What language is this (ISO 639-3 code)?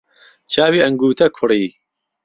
ckb